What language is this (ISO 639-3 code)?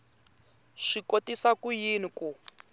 tso